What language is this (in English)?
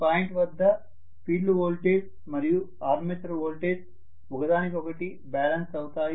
Telugu